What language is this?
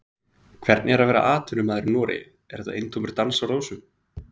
Icelandic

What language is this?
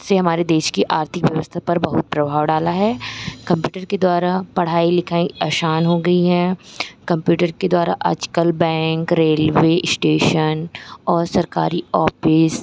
Hindi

